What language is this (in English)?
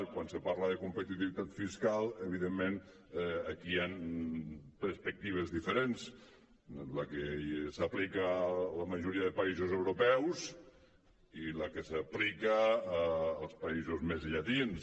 Catalan